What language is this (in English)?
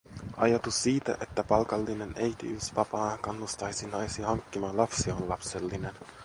Finnish